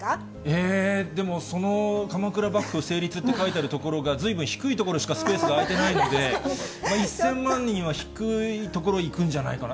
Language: Japanese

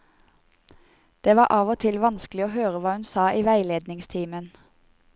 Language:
Norwegian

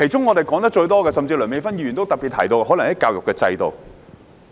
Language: Cantonese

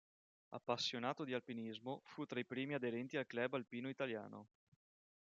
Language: Italian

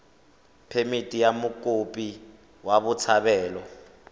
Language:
Tswana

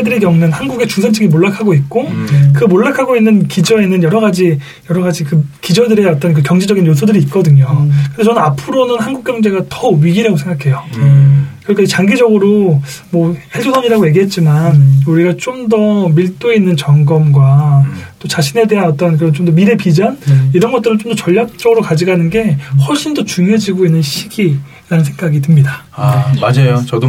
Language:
Korean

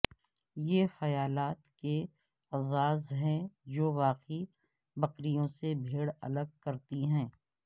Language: Urdu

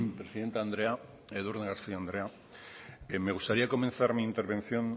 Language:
Basque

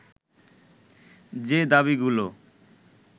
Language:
Bangla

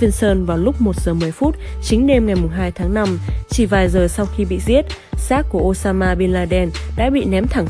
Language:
Vietnamese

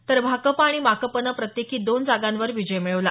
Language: Marathi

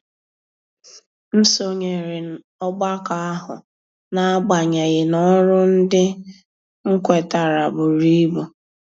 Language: Igbo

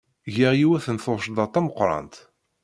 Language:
Kabyle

